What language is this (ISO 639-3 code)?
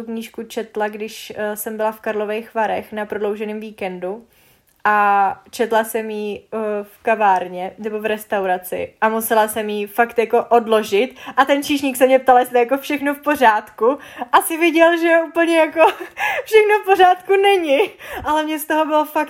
ces